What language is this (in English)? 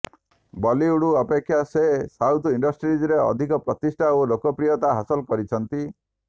Odia